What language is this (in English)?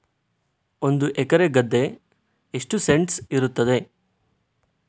Kannada